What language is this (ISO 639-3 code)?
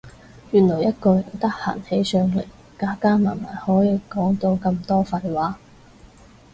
yue